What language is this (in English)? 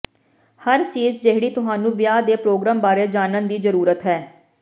Punjabi